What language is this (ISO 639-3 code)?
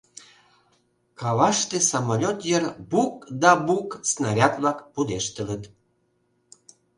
chm